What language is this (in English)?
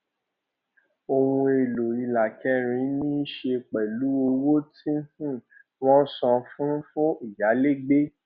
Yoruba